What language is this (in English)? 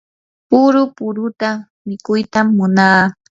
Yanahuanca Pasco Quechua